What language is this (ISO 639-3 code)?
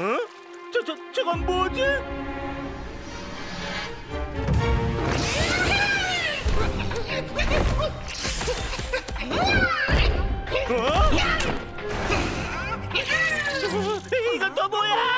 kor